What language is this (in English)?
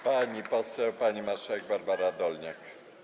Polish